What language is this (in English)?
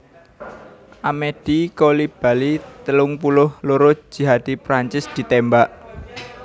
Javanese